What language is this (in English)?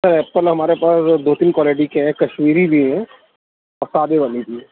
Urdu